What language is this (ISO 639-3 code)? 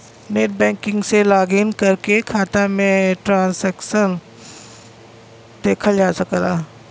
bho